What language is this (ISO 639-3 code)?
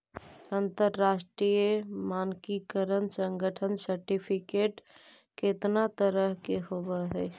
mag